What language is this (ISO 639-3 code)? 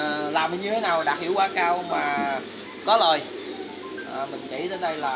vie